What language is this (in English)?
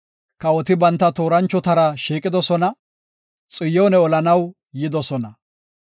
Gofa